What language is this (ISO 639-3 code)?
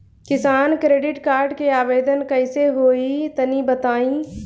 bho